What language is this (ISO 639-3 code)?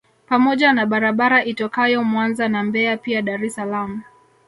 swa